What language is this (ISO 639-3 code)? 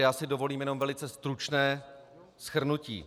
ces